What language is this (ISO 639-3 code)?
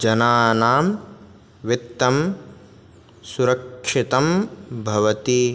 san